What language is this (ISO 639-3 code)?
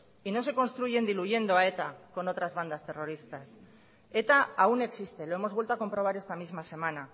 spa